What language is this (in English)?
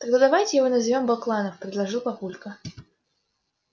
Russian